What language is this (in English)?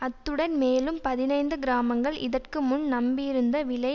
Tamil